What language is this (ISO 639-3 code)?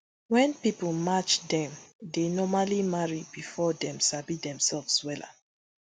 pcm